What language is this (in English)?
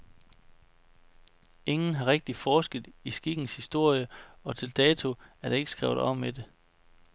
Danish